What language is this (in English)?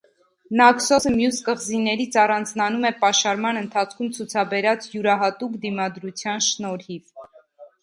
Armenian